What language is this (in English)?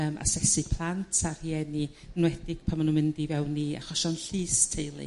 Welsh